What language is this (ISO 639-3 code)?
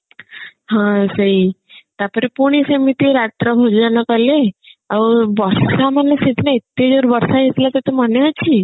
ori